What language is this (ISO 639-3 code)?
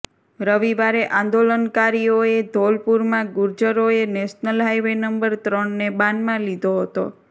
guj